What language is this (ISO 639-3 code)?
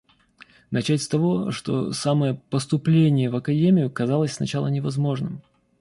rus